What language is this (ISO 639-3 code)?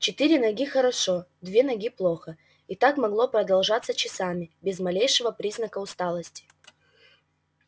rus